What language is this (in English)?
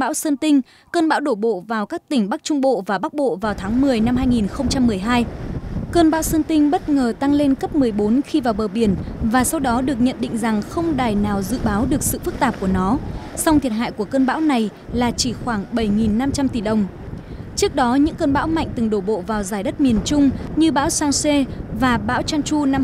Vietnamese